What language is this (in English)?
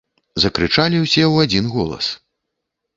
Belarusian